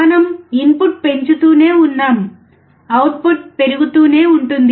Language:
Telugu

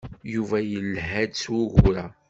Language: Kabyle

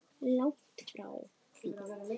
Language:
Icelandic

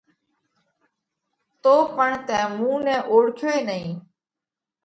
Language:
Parkari Koli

